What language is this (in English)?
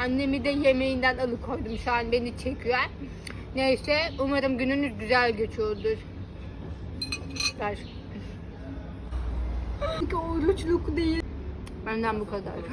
Turkish